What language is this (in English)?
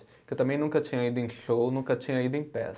Portuguese